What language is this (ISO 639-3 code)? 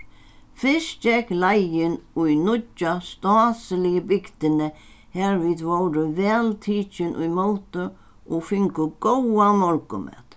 fao